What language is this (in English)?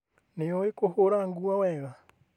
Kikuyu